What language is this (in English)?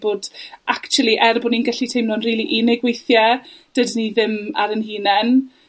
Welsh